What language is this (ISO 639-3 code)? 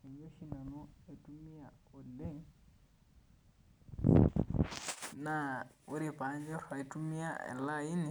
mas